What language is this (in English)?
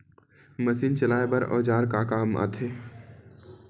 Chhattisgarhi